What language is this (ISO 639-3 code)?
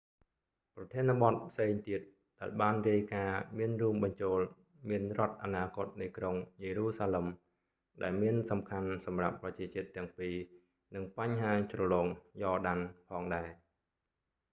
khm